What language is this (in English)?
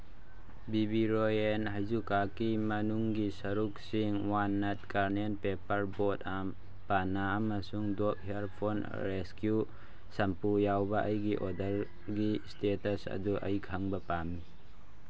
Manipuri